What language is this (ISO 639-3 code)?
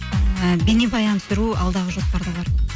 kaz